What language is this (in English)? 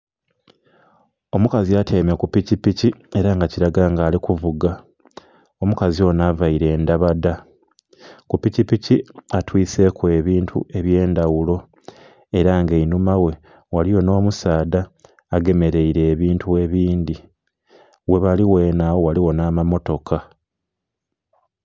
Soga